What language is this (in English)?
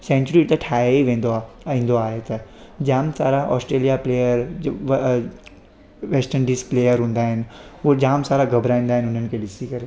Sindhi